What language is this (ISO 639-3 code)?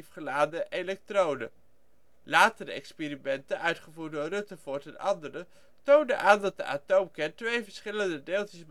nld